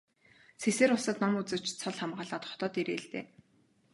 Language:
Mongolian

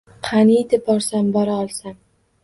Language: Uzbek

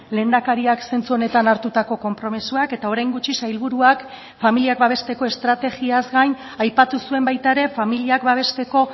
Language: Basque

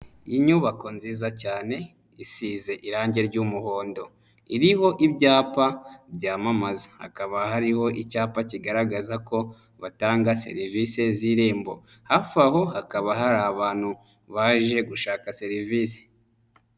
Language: Kinyarwanda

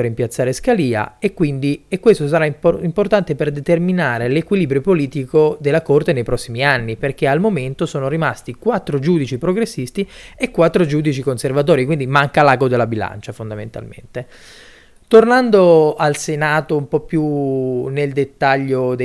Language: Italian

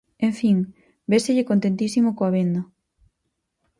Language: Galician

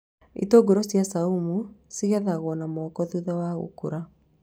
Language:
Kikuyu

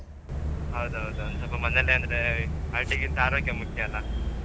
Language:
Kannada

